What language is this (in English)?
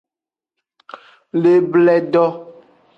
Aja (Benin)